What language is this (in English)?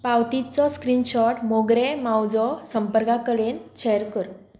Konkani